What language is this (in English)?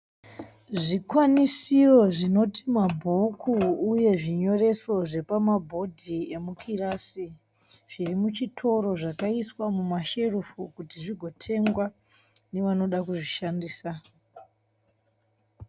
Shona